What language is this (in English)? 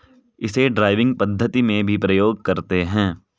Hindi